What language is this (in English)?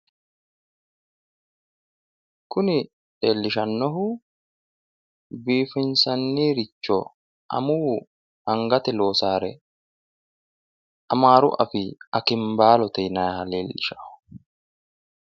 Sidamo